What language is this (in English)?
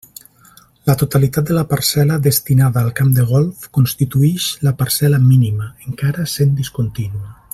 Catalan